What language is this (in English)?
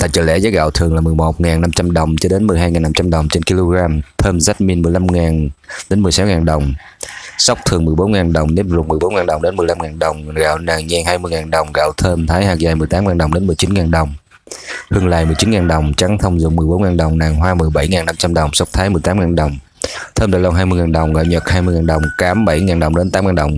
Vietnamese